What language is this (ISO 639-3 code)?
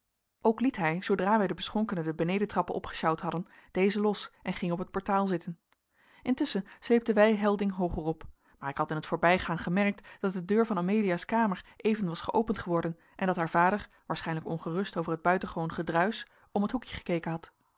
nld